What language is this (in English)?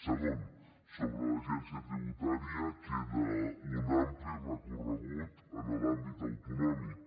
Catalan